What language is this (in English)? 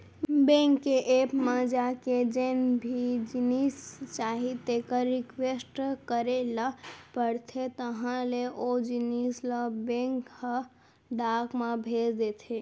Chhattisgarhi